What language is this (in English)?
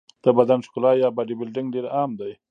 Pashto